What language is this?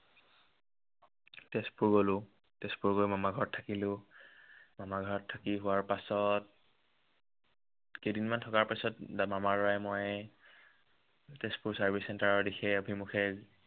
Assamese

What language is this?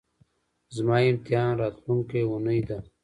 Pashto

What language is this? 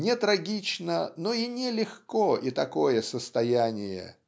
Russian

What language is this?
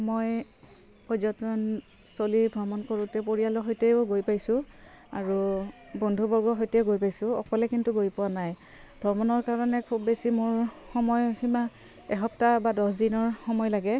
Assamese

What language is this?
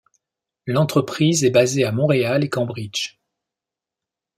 French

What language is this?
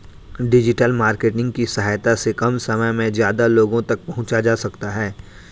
Hindi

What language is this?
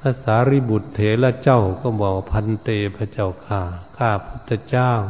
Thai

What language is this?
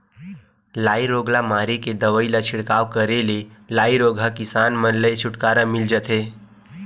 Chhattisgarhi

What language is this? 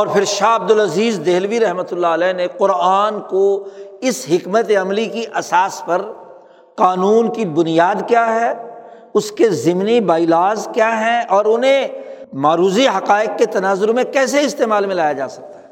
Urdu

